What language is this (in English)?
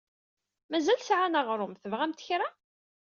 Kabyle